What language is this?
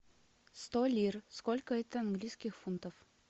Russian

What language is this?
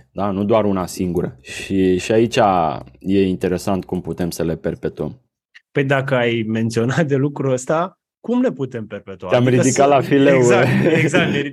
Romanian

